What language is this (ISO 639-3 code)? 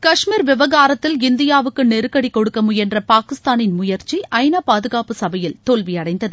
tam